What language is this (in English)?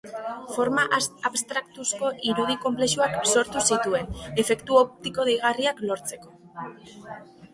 Basque